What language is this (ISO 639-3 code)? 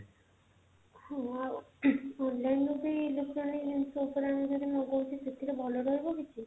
ori